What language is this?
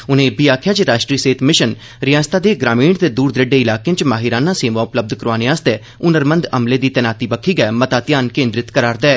Dogri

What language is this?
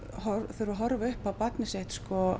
Icelandic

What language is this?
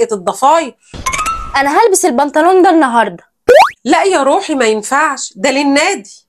Arabic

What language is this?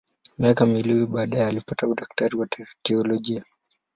Swahili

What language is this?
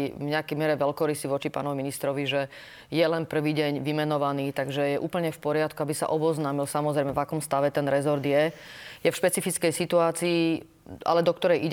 Slovak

